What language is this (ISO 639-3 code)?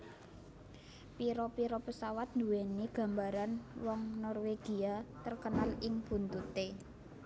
jav